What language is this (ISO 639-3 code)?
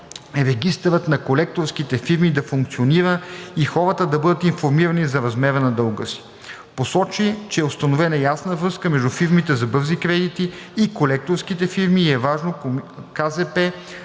bul